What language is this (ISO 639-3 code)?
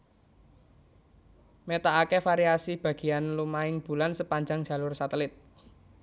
jav